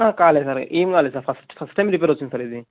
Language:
Telugu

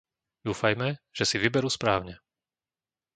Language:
Slovak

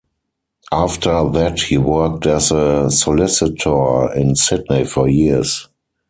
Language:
English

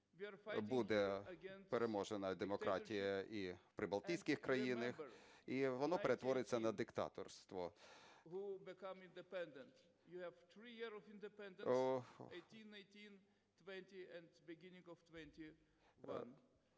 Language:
Ukrainian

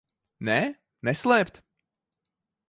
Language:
Latvian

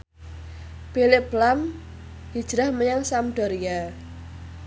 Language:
Javanese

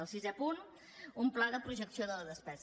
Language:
Catalan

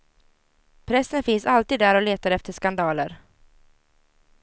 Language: Swedish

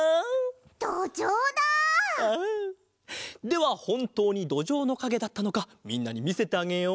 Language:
Japanese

